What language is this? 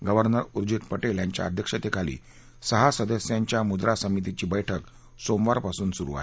Marathi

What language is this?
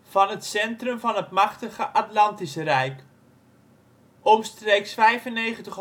Dutch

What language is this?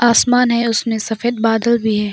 Hindi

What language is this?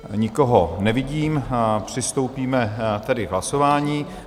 Czech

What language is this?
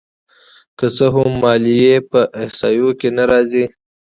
Pashto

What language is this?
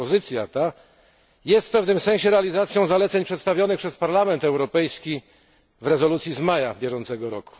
Polish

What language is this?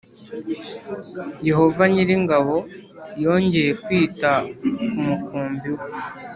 Kinyarwanda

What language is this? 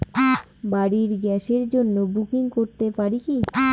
Bangla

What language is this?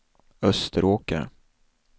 Swedish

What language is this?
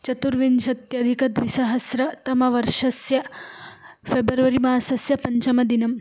Sanskrit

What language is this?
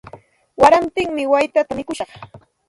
Santa Ana de Tusi Pasco Quechua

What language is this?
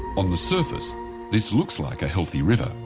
English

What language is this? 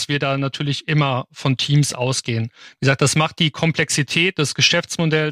German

